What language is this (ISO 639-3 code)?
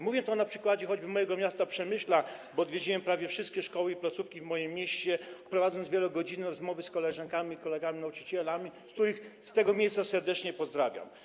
pol